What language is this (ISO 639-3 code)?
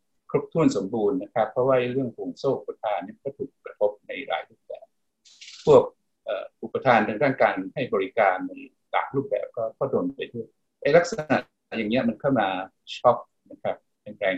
tha